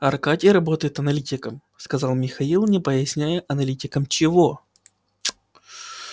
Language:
Russian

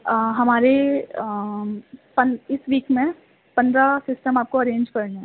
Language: Urdu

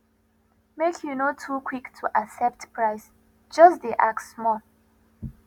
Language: Nigerian Pidgin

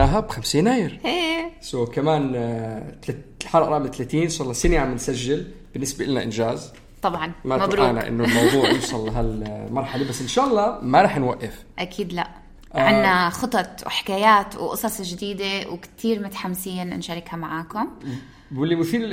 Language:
Arabic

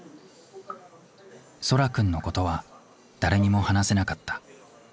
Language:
Japanese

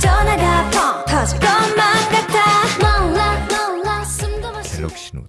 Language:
Korean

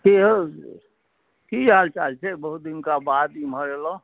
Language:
Maithili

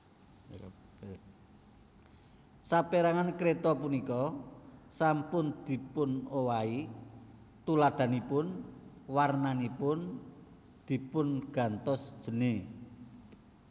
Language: Javanese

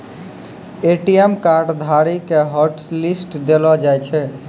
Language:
Maithili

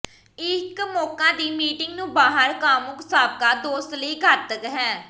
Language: Punjabi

